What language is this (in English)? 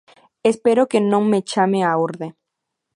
Galician